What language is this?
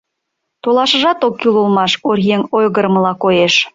Mari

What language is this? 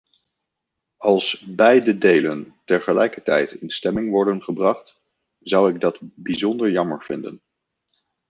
Dutch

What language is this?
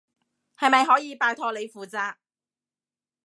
Cantonese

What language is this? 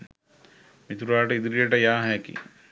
Sinhala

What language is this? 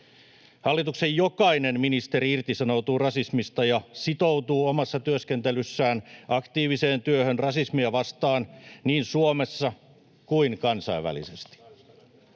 Finnish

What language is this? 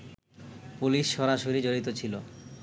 Bangla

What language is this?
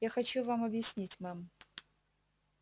Russian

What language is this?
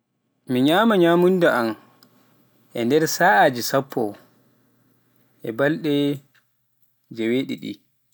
Pular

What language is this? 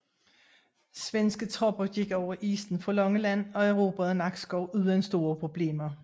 Danish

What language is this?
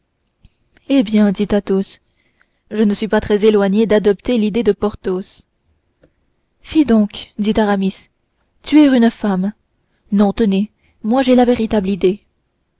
French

